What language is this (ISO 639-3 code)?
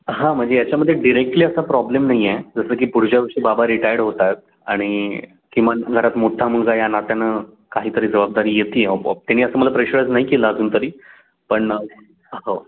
mar